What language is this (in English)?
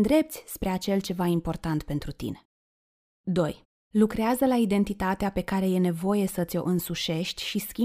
Romanian